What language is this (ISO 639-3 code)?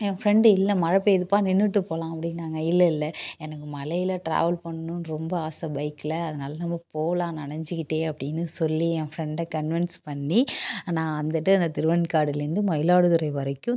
tam